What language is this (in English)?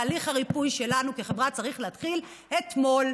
Hebrew